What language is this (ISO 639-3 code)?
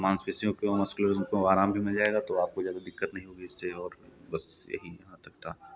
hin